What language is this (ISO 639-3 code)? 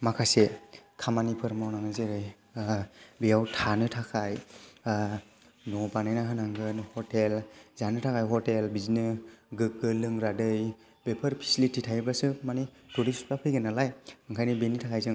brx